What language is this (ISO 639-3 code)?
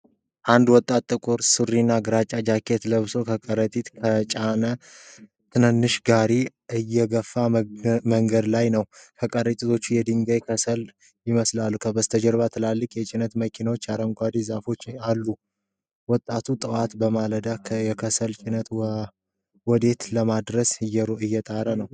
amh